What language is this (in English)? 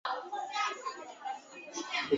Chinese